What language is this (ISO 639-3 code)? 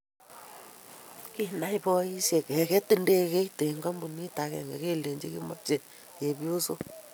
kln